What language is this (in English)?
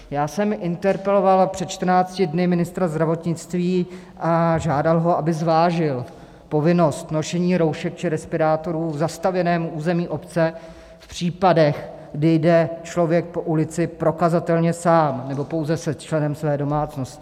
Czech